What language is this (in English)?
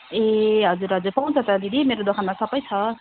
Nepali